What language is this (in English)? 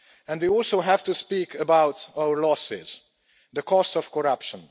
English